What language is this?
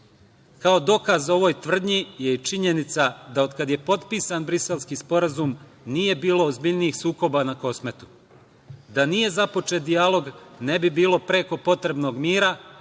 Serbian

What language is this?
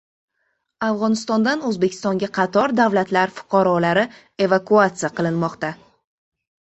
Uzbek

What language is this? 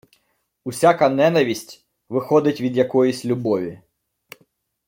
Ukrainian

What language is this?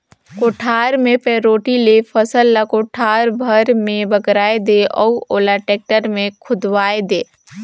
Chhattisgarhi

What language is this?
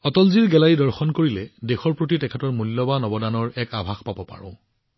Assamese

